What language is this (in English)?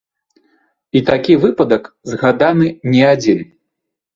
Belarusian